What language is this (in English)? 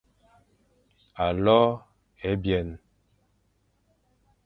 Fang